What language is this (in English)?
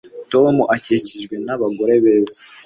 Kinyarwanda